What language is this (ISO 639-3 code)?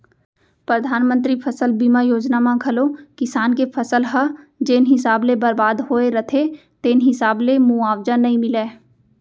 hne